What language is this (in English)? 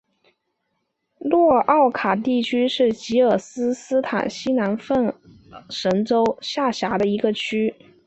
Chinese